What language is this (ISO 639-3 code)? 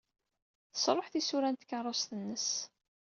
kab